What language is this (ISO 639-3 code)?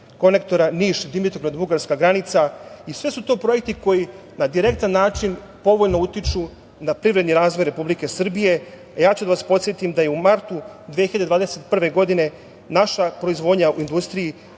srp